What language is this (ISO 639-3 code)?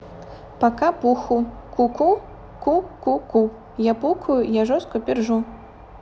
rus